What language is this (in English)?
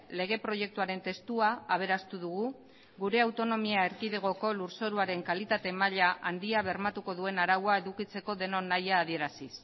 Basque